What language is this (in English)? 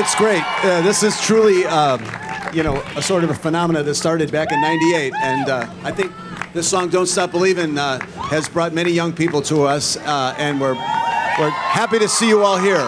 English